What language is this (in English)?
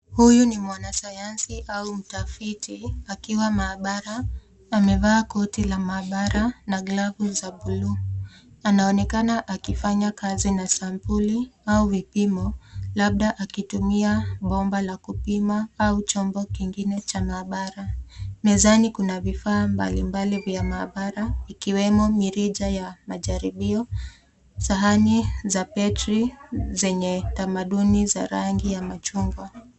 Swahili